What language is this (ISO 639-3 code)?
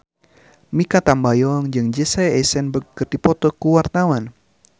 sun